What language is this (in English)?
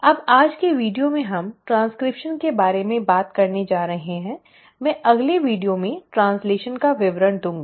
Hindi